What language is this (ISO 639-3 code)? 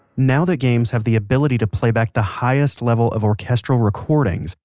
eng